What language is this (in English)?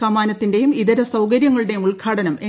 Malayalam